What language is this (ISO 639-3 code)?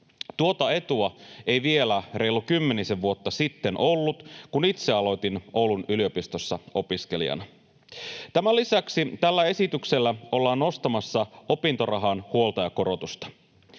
fin